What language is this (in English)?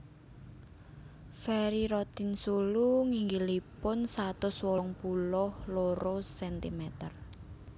Javanese